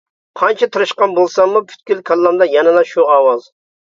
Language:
Uyghur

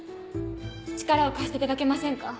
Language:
Japanese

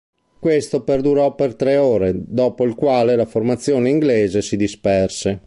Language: Italian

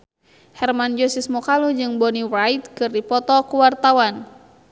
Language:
Sundanese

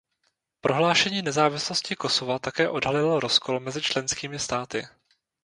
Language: Czech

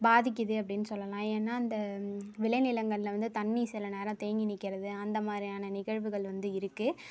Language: Tamil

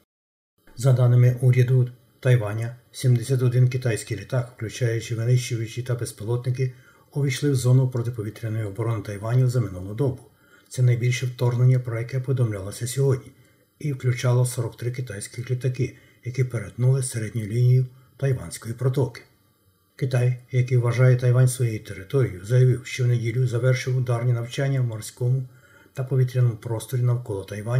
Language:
Ukrainian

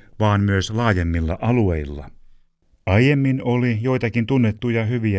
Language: Finnish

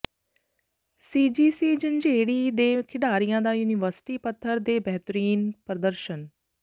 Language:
Punjabi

